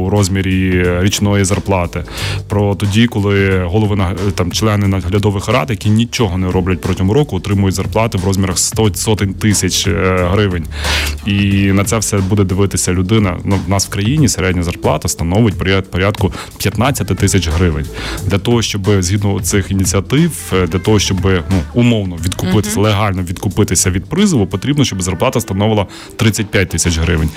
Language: Ukrainian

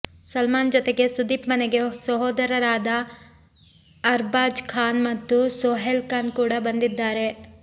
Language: Kannada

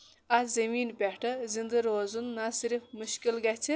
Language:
Kashmiri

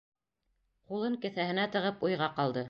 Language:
Bashkir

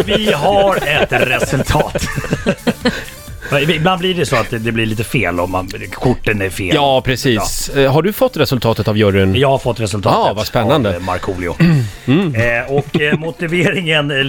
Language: Swedish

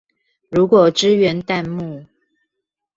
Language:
Chinese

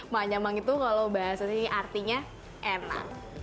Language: Indonesian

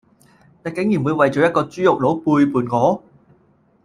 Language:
Cantonese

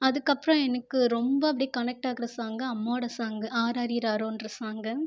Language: Tamil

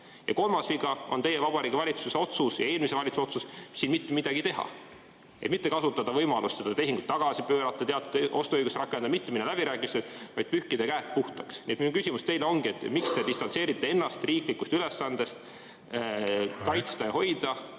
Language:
Estonian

